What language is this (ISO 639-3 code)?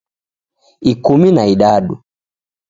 dav